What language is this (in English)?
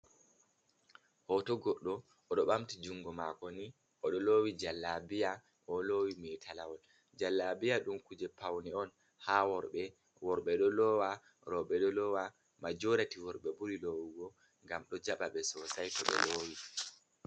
Fula